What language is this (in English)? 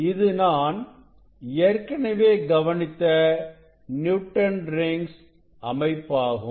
Tamil